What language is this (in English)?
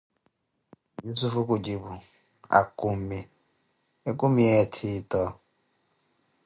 Koti